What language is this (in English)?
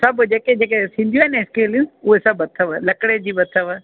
Sindhi